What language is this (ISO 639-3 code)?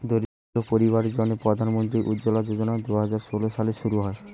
ben